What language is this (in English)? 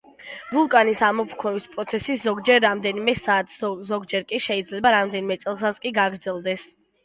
Georgian